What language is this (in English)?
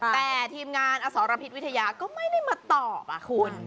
Thai